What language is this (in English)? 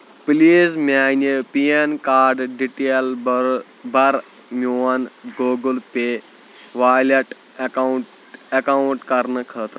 Kashmiri